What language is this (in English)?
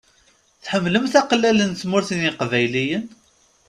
Kabyle